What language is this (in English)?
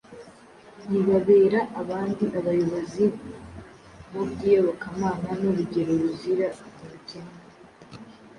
Kinyarwanda